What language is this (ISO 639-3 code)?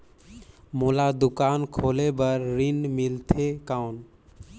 hne